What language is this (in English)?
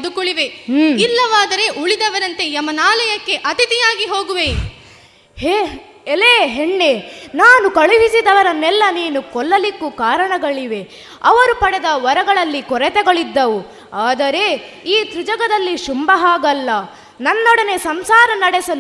Kannada